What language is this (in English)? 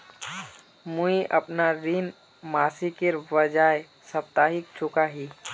Magahi